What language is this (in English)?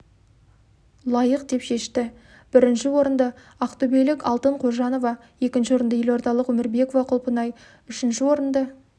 Kazakh